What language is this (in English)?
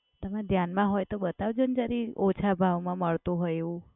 Gujarati